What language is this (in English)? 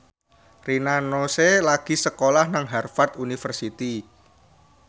Javanese